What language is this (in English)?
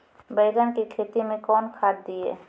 Maithili